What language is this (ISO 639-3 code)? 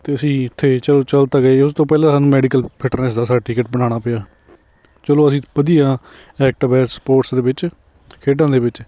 pan